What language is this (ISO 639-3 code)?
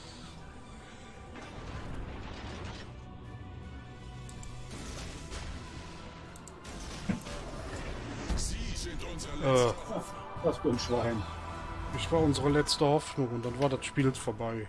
deu